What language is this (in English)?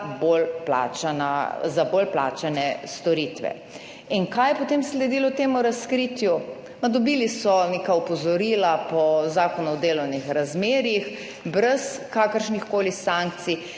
Slovenian